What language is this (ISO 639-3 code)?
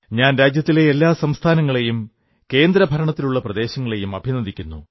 mal